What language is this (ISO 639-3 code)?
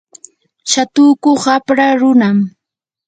qur